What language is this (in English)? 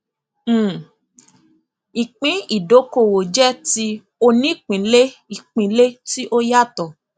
Yoruba